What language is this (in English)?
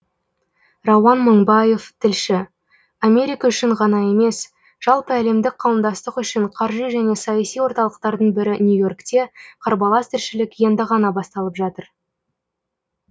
Kazakh